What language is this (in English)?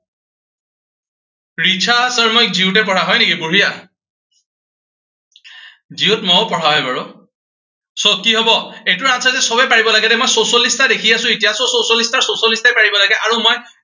Assamese